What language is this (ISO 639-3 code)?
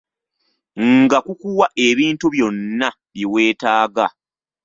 lug